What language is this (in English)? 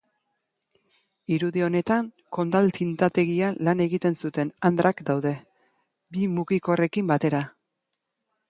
Basque